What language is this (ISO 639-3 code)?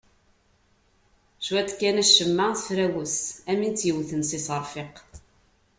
kab